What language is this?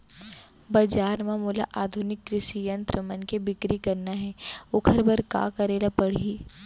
Chhattisgarhi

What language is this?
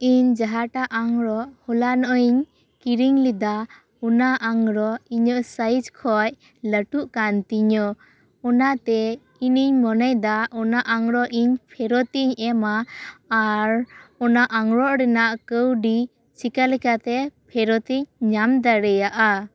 Santali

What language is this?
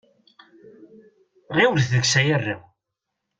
Kabyle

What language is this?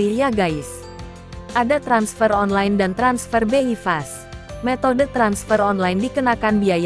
Indonesian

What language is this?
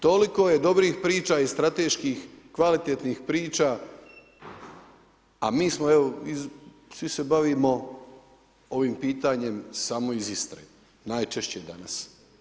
Croatian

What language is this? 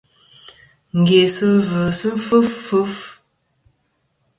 Kom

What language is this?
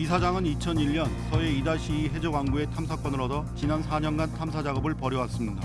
Korean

